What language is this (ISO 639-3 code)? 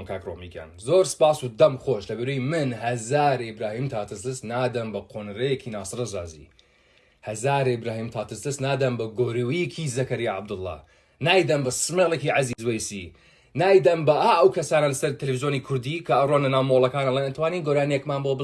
tur